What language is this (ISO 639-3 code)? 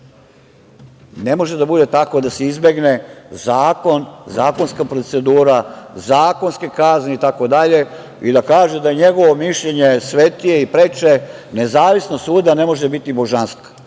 srp